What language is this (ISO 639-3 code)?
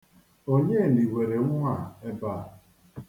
ibo